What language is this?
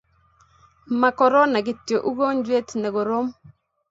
Kalenjin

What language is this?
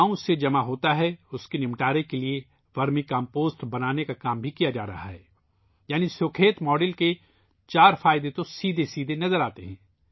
Urdu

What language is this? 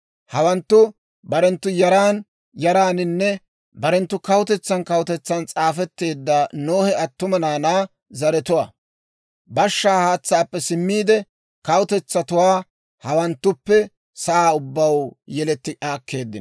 Dawro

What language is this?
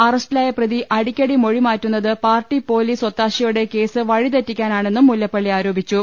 Malayalam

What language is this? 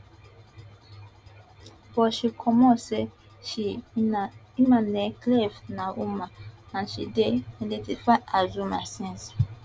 Nigerian Pidgin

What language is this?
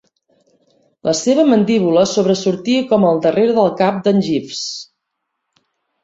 Catalan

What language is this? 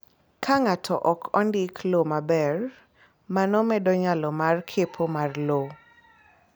Luo (Kenya and Tanzania)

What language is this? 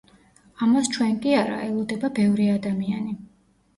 Georgian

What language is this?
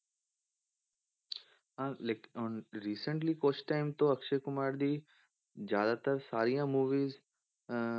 Punjabi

